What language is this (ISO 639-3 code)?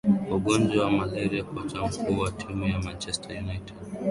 swa